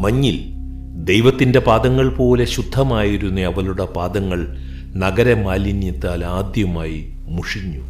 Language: Malayalam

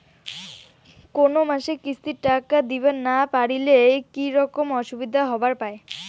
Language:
Bangla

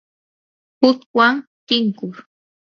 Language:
Yanahuanca Pasco Quechua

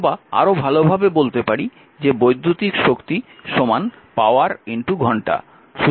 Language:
Bangla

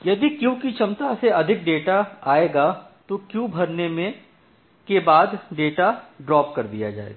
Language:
Hindi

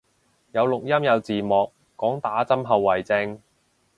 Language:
Cantonese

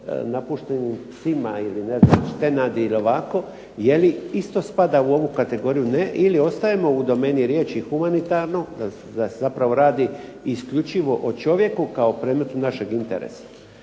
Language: Croatian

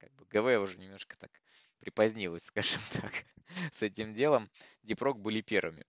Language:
Russian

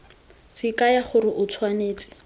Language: Tswana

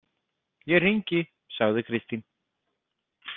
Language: Icelandic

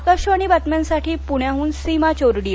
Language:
Marathi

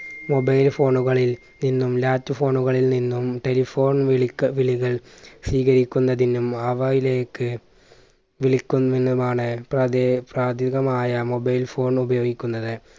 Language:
Malayalam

